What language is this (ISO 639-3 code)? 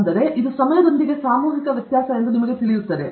kan